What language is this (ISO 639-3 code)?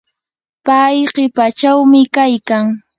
qur